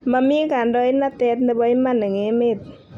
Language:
Kalenjin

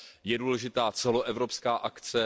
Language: Czech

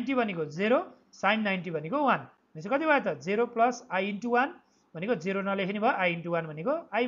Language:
English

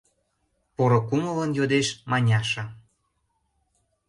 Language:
Mari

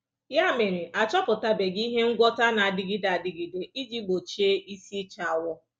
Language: Igbo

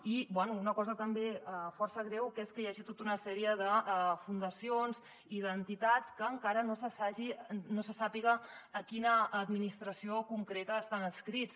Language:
Catalan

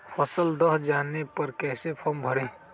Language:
Magahi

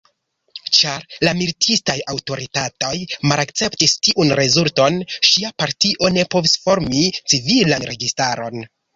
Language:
Esperanto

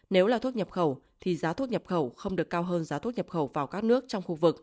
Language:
Vietnamese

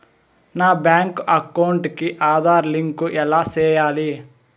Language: Telugu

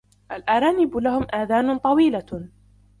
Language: Arabic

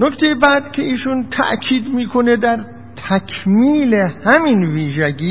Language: Persian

